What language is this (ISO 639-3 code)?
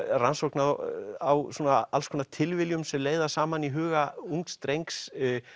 isl